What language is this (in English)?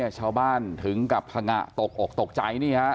Thai